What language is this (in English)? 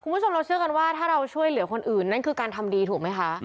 Thai